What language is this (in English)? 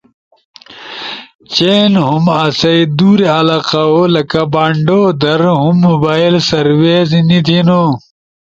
Ushojo